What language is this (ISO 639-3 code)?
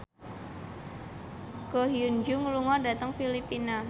jav